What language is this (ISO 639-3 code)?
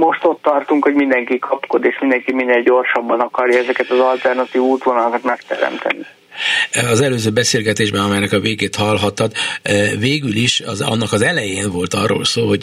hun